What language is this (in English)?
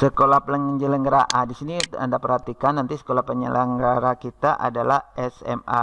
Indonesian